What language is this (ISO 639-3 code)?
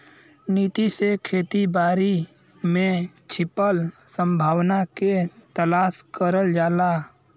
bho